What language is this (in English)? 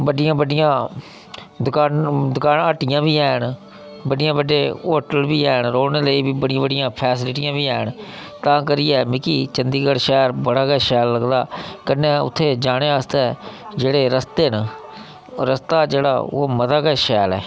Dogri